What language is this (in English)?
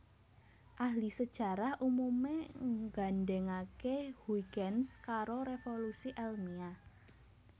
Javanese